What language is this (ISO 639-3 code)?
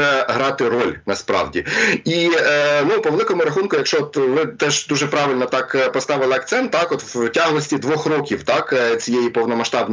ukr